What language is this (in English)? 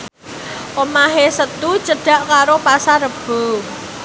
Javanese